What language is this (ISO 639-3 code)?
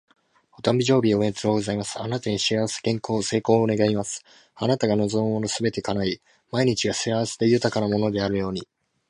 jpn